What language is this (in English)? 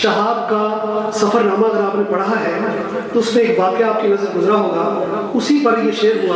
Urdu